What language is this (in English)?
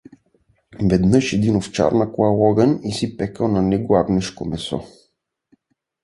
Bulgarian